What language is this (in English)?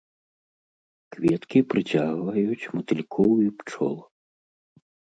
Belarusian